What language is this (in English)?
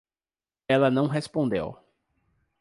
Portuguese